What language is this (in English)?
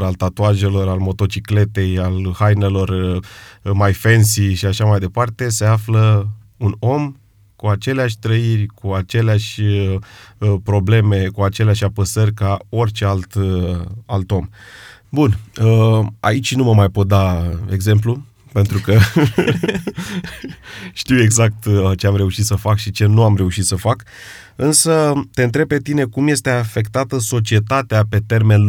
Romanian